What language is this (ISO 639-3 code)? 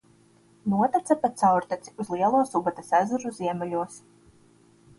lav